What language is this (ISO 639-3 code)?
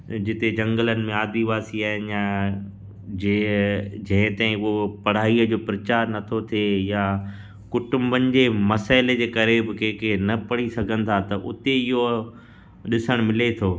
snd